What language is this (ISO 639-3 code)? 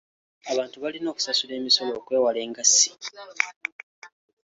lug